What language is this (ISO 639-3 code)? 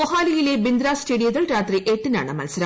mal